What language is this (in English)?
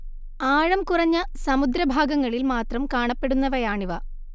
Malayalam